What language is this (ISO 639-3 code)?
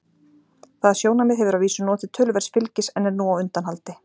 isl